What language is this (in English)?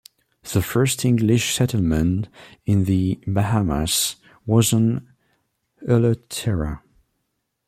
English